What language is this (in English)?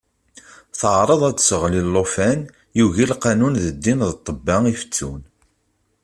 Kabyle